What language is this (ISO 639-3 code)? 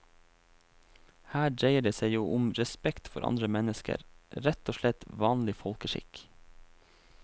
nor